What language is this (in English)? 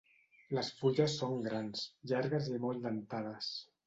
Catalan